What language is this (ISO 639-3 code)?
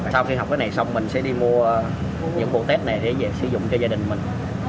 vie